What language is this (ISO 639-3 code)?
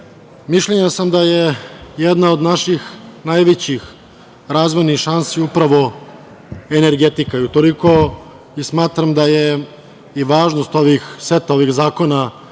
srp